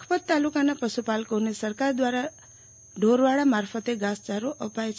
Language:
Gujarati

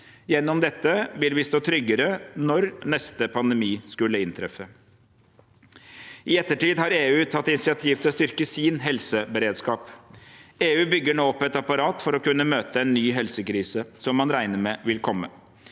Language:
Norwegian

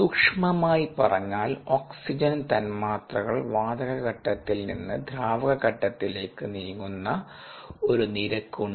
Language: Malayalam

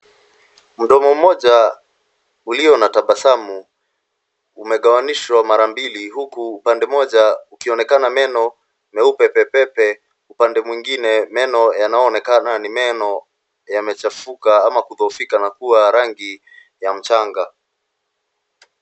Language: Swahili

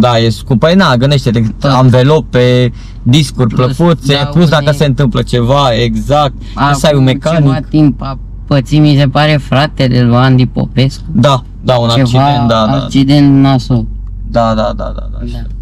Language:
Romanian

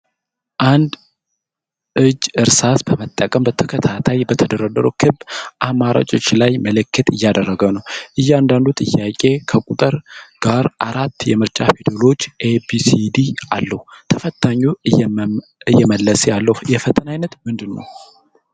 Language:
Amharic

